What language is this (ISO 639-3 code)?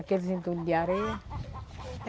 por